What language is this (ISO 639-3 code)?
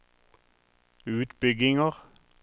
nor